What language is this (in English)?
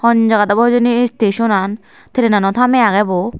Chakma